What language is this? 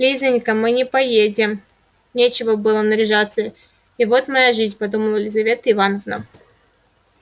Russian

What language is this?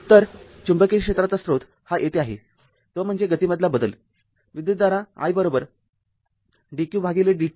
Marathi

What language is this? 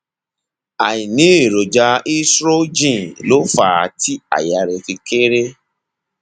Yoruba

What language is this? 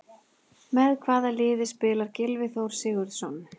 Icelandic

